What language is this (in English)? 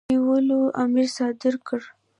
Pashto